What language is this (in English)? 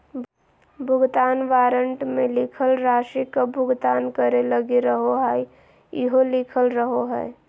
Magahi